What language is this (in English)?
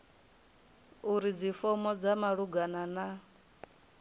Venda